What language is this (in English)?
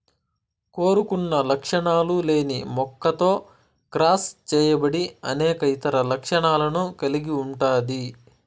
Telugu